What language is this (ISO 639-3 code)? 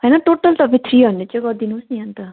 nep